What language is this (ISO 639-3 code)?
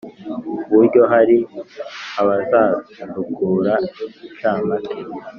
kin